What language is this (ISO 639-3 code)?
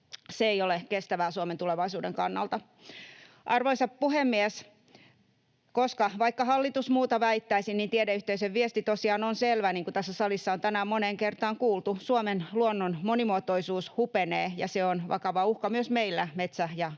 fin